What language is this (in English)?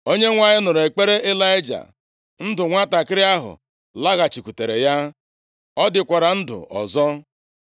Igbo